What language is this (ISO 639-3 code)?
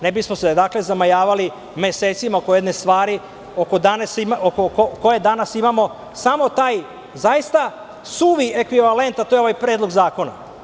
srp